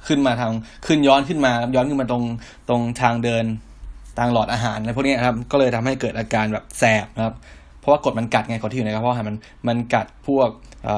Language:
Thai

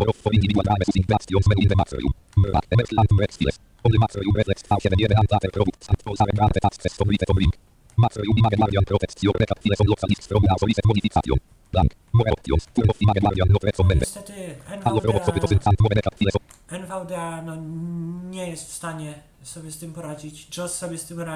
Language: Polish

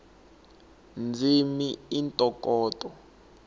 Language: Tsonga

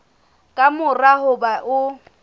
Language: Southern Sotho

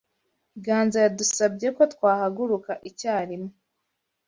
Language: Kinyarwanda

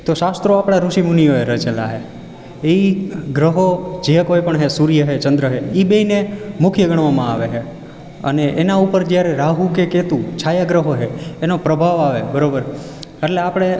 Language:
Gujarati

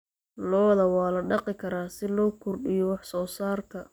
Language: Somali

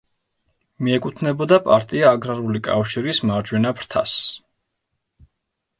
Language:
Georgian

